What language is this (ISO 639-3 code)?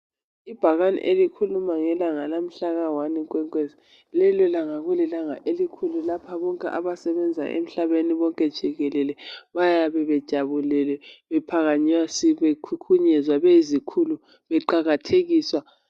nde